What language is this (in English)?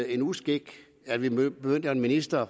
Danish